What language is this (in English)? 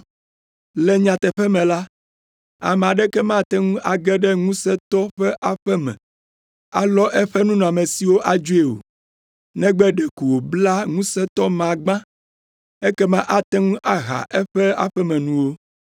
Ewe